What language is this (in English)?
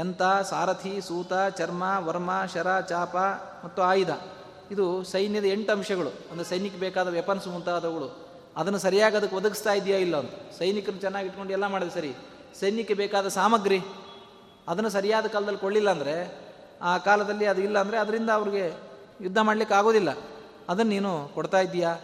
Kannada